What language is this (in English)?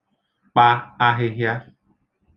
Igbo